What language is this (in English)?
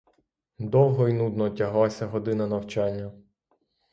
Ukrainian